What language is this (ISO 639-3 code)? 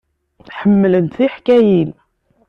kab